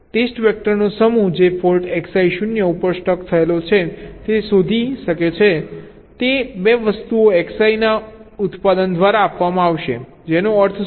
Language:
Gujarati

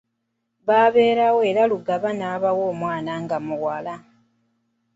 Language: Ganda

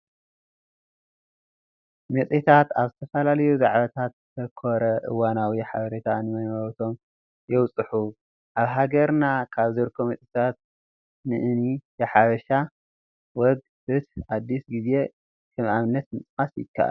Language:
Tigrinya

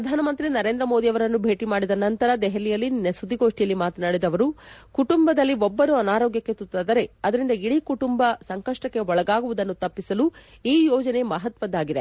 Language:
Kannada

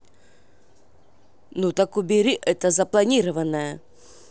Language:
Russian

